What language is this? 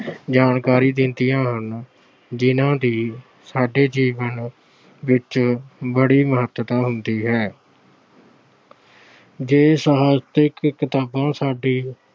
Punjabi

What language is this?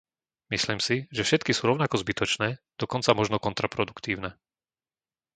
Slovak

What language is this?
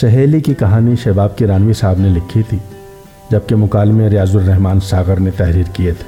Urdu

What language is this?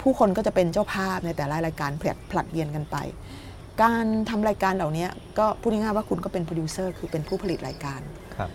Thai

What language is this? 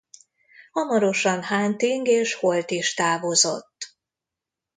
Hungarian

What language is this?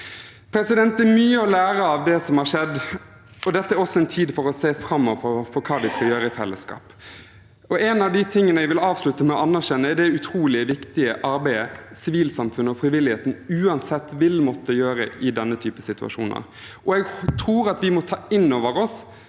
Norwegian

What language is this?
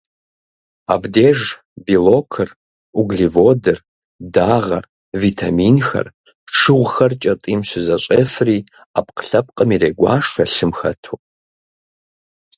Kabardian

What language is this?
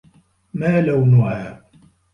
Arabic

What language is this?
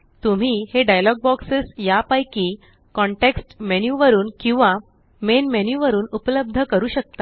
Marathi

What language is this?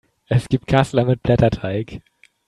German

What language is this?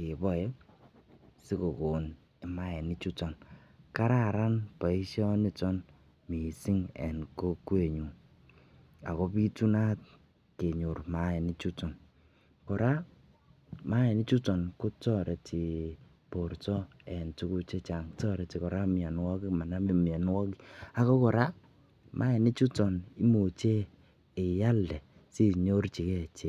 Kalenjin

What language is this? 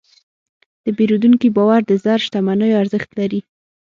Pashto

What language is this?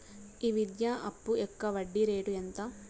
Telugu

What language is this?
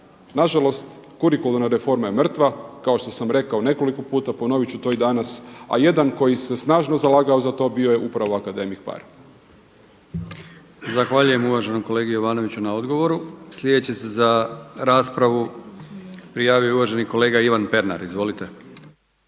Croatian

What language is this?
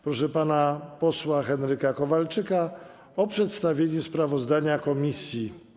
Polish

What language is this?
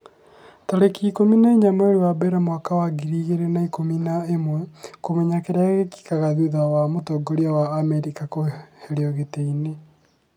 Kikuyu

